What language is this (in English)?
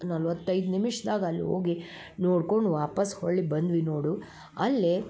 Kannada